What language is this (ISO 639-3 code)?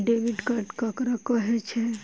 mai